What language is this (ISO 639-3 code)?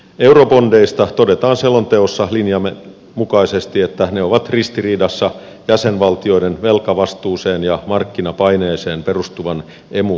fin